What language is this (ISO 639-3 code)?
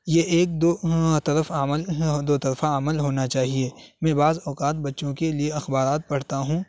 urd